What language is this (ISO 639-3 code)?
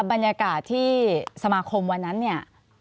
tha